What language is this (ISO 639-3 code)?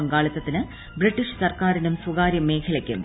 mal